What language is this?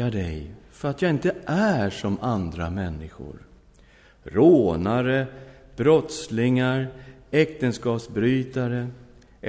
Swedish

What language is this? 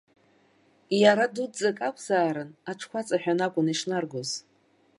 Abkhazian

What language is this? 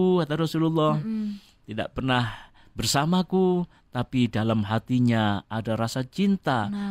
Indonesian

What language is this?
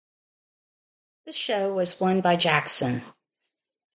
English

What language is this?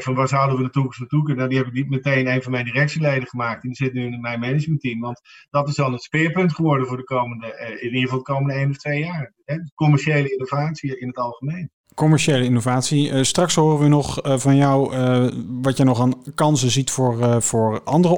Dutch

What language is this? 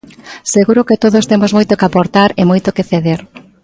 Galician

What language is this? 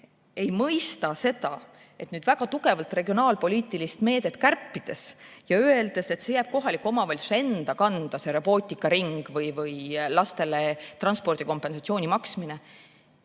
Estonian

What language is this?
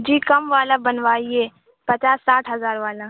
Urdu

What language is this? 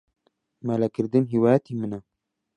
Central Kurdish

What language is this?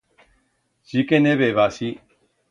Aragonese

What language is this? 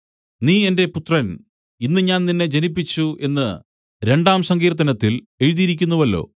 Malayalam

